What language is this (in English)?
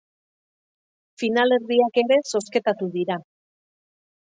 Basque